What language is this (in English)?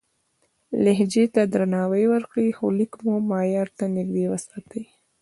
Pashto